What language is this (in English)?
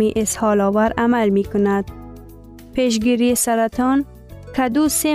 Persian